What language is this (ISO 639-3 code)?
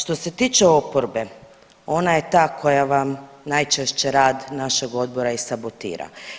hrv